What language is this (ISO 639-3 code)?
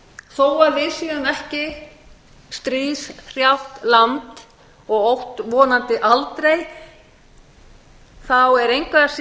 isl